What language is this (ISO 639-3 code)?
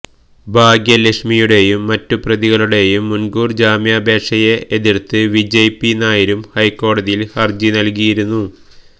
mal